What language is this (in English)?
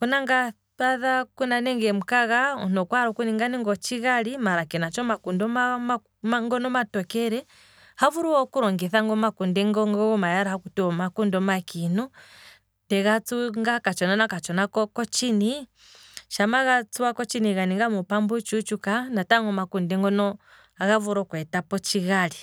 Kwambi